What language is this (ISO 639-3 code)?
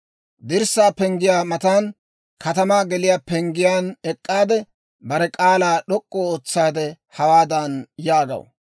dwr